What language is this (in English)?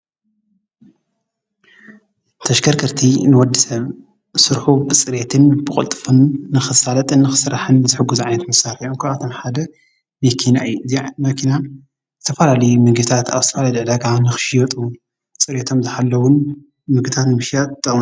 Tigrinya